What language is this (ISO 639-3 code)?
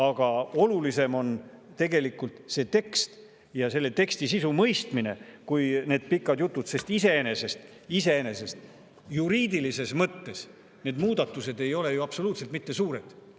est